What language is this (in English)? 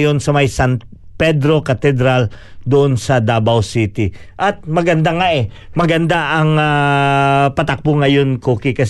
Filipino